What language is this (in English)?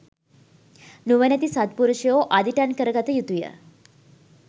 Sinhala